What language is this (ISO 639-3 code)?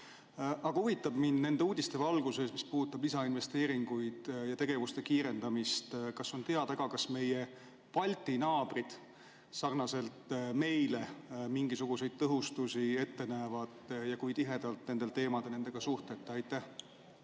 est